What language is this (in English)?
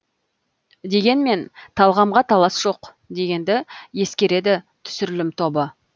Kazakh